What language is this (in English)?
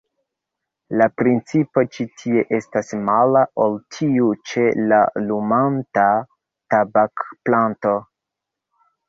Esperanto